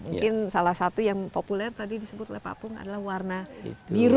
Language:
Indonesian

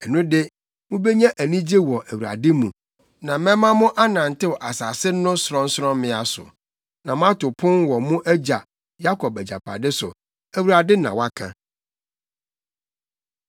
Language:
Akan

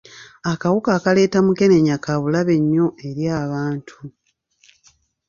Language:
Ganda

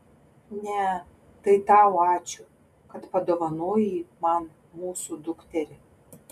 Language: Lithuanian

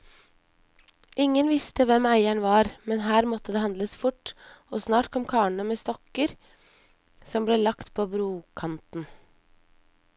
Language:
Norwegian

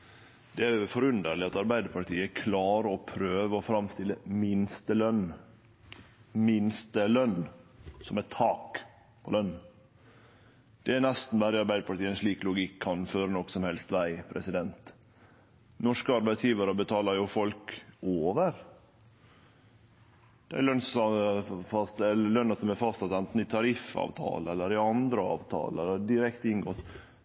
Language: Norwegian Nynorsk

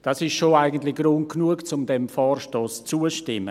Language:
Swiss German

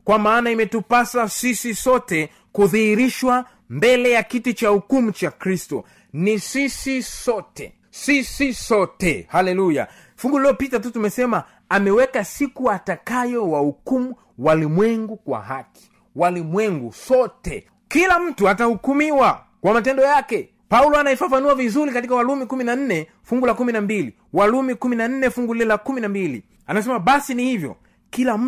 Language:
Swahili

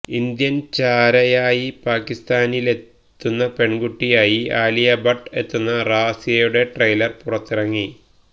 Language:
Malayalam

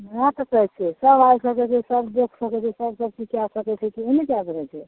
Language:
Maithili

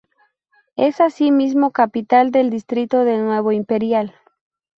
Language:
Spanish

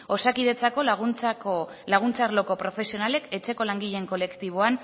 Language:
Basque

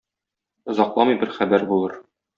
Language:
Tatar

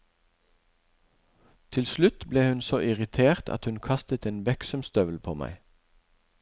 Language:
Norwegian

